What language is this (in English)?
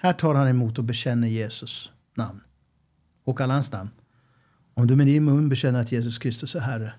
Swedish